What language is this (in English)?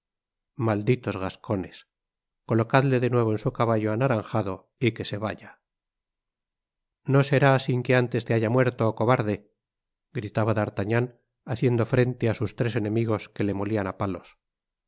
Spanish